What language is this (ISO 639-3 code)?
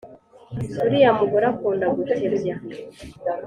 kin